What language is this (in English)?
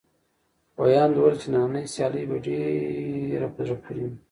Pashto